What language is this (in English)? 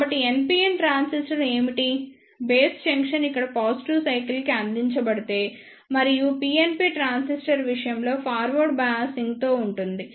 Telugu